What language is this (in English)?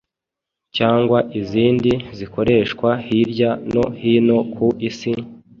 Kinyarwanda